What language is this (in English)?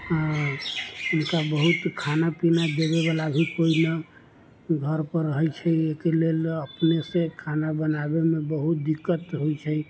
Maithili